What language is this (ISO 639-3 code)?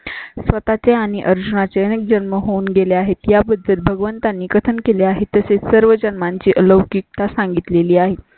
mar